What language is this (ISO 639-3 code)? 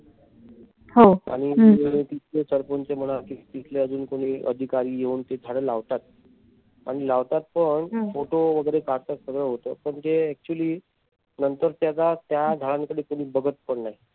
mar